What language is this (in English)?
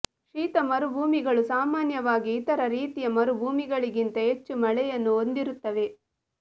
Kannada